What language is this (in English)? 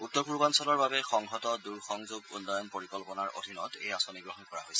Assamese